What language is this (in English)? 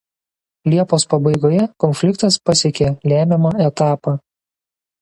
Lithuanian